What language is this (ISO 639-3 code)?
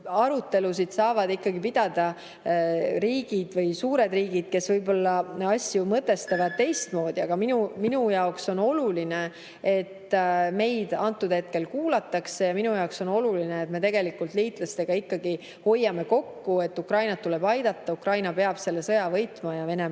est